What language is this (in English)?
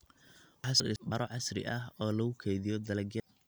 Somali